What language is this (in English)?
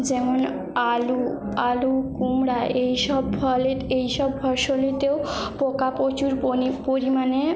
Bangla